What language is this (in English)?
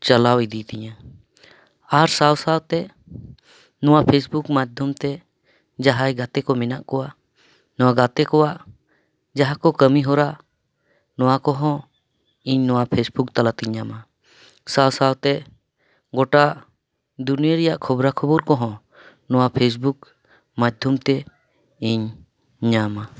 Santali